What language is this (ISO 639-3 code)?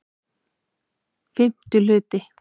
isl